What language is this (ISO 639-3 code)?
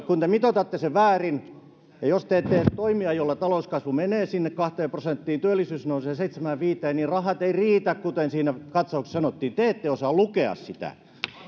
fin